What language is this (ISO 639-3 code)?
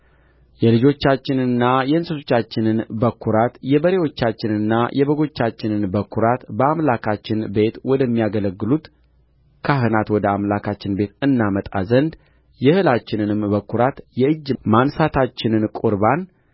amh